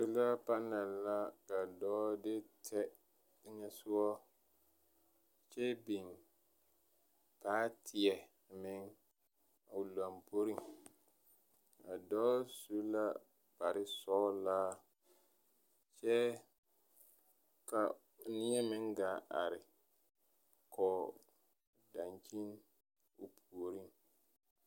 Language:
Southern Dagaare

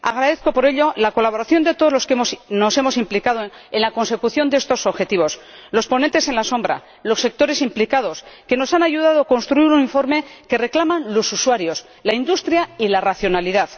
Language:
Spanish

